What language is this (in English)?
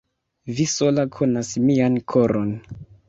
Esperanto